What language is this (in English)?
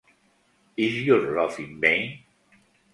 Spanish